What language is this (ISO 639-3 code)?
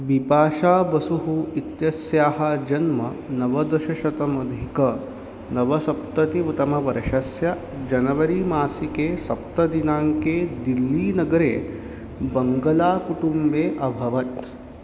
san